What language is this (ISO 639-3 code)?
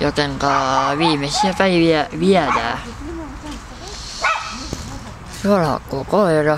fin